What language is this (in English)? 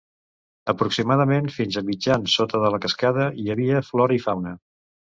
Catalan